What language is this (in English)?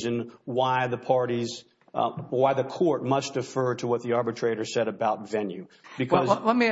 English